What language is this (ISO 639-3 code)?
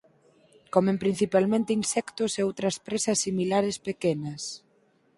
glg